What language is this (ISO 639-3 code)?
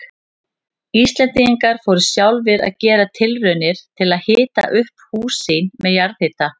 isl